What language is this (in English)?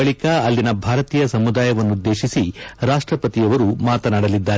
Kannada